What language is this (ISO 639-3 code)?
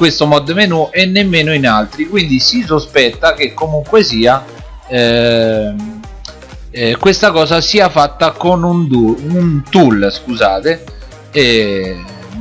ita